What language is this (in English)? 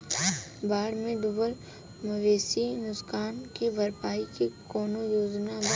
Bhojpuri